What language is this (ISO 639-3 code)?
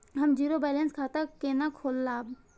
mai